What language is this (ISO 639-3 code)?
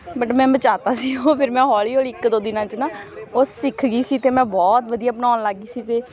pan